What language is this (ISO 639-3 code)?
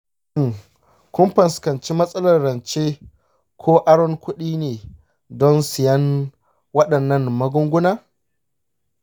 hau